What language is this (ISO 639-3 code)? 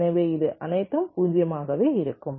tam